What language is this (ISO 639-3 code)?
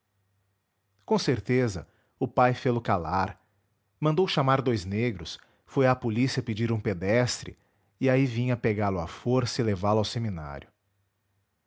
por